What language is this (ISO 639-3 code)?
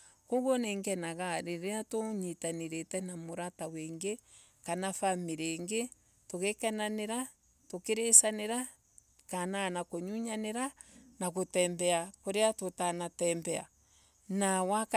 ebu